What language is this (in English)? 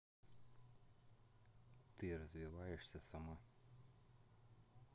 Russian